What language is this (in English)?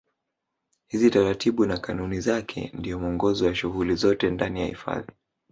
Swahili